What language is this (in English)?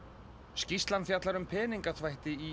Icelandic